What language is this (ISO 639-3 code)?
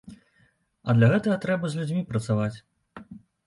bel